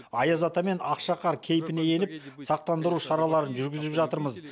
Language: Kazakh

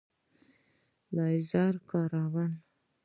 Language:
Pashto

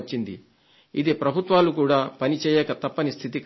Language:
Telugu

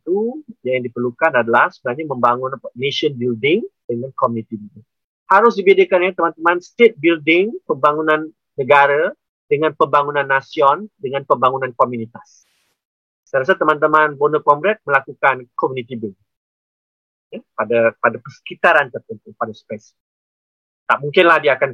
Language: Malay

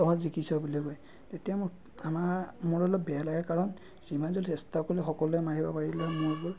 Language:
Assamese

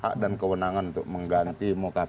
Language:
Indonesian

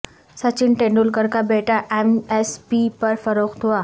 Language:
Urdu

